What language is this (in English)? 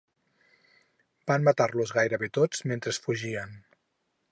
Catalan